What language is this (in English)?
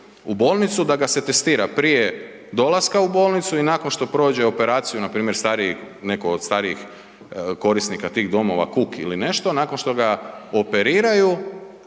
Croatian